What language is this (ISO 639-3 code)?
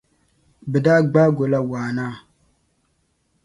dag